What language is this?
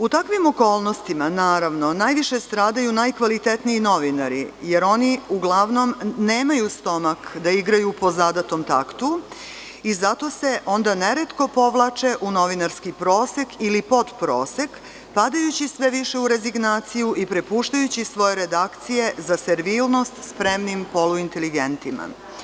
Serbian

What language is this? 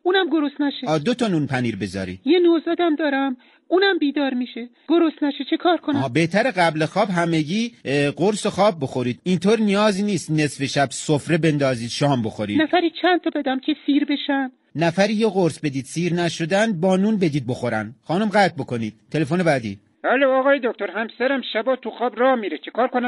Persian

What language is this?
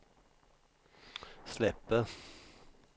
Swedish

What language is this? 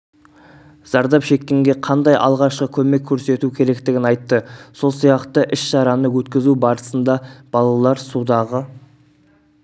Kazakh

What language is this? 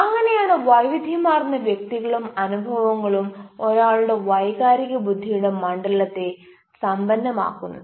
Malayalam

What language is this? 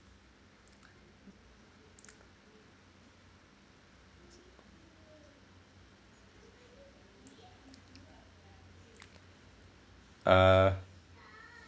English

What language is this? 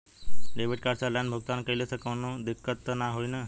Bhojpuri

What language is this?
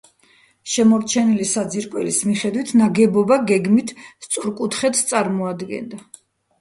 Georgian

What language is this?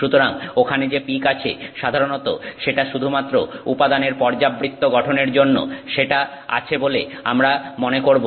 Bangla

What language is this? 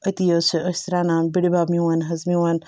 Kashmiri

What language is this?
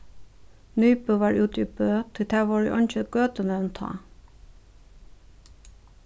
Faroese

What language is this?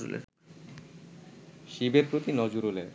Bangla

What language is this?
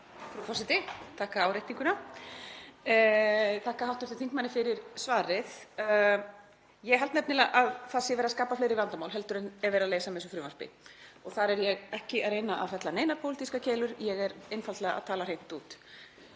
Icelandic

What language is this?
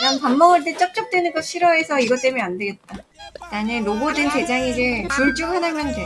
Korean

